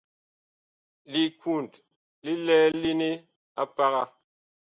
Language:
Bakoko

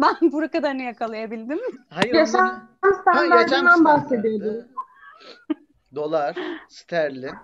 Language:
Turkish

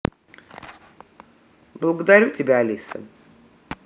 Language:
Russian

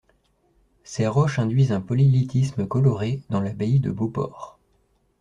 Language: French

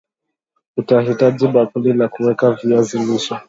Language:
Swahili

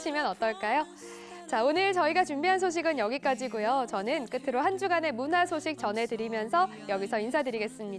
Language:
Korean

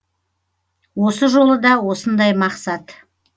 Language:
Kazakh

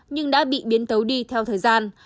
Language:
Vietnamese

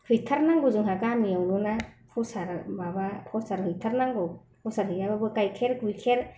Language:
Bodo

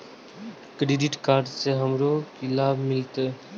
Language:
Maithili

